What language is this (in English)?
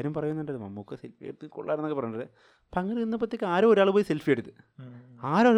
Malayalam